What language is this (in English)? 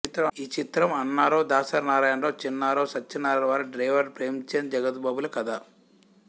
Telugu